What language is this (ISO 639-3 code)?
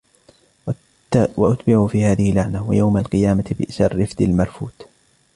ara